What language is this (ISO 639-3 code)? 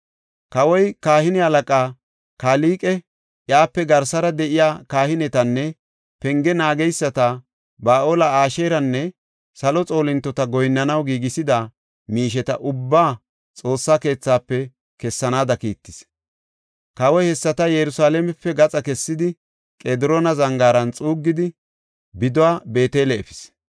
gof